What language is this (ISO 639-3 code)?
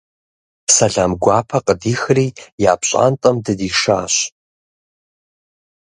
kbd